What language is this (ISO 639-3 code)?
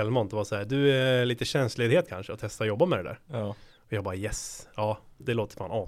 swe